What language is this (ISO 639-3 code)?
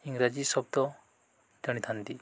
ori